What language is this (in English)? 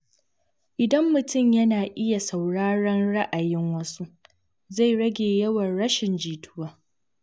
Hausa